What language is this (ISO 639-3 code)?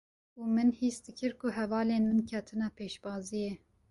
kur